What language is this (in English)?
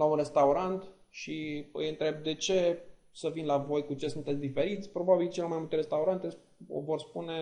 Romanian